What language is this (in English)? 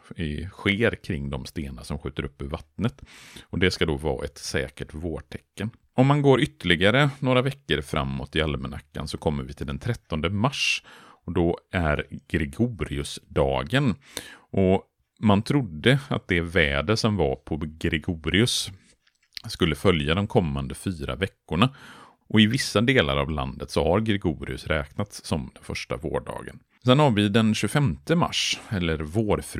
Swedish